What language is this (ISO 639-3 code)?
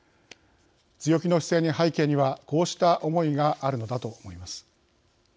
jpn